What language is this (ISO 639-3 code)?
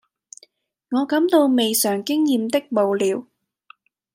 yue